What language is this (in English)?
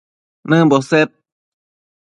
Matsés